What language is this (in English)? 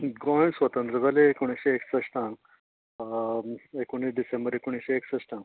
Konkani